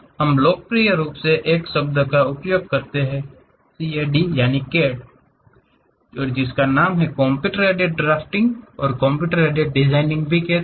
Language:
Hindi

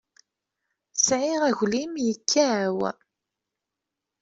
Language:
Kabyle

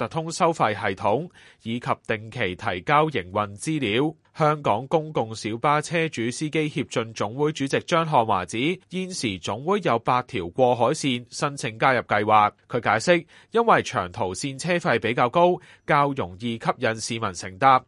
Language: Chinese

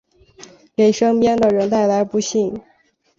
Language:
Chinese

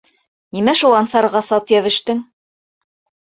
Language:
Bashkir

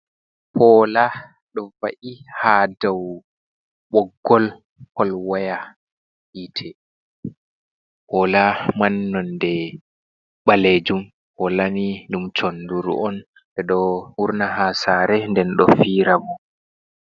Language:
Fula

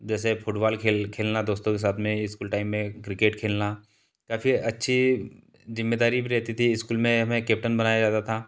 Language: Hindi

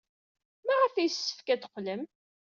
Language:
Kabyle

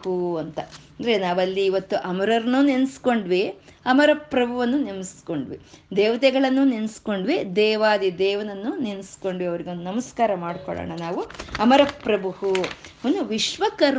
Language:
Kannada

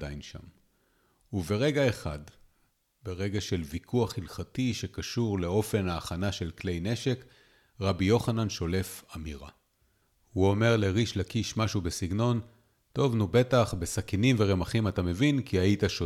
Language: Hebrew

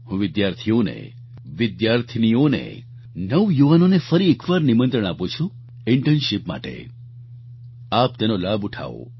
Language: Gujarati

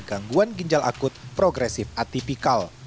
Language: Indonesian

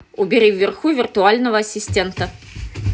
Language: Russian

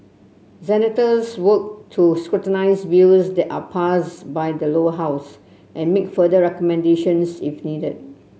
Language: English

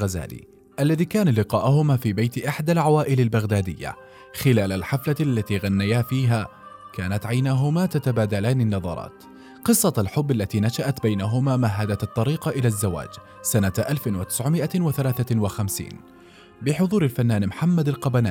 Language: Arabic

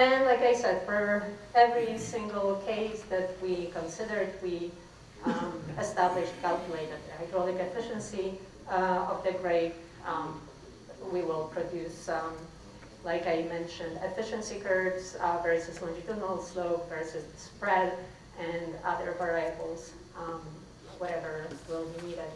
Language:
English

